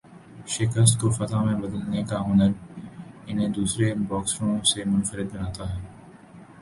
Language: Urdu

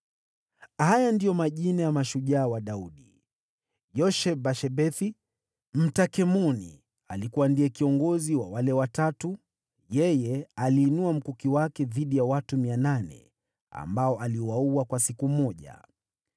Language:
Swahili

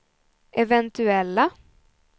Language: Swedish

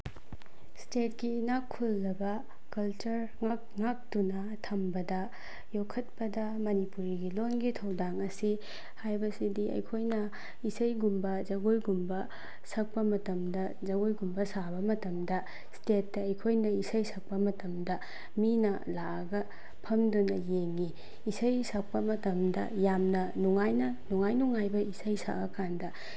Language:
Manipuri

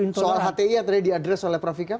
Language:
Indonesian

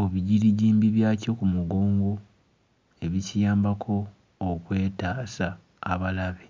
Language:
Ganda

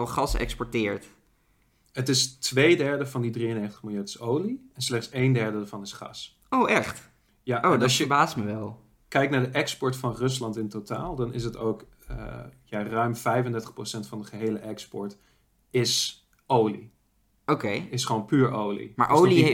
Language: Dutch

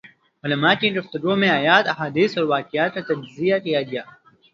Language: Urdu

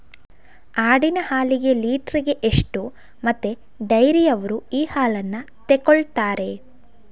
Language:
Kannada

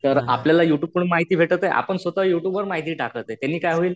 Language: Marathi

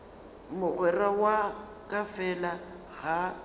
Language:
Northern Sotho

